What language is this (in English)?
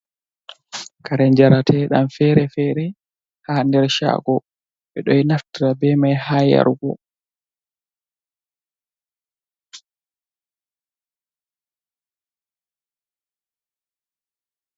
Fula